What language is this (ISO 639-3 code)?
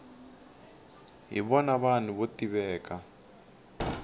tso